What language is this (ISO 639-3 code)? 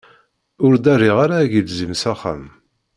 kab